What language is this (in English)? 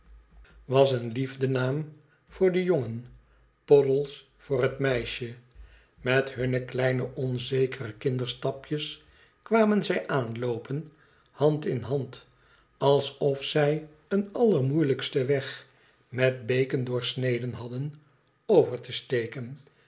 Dutch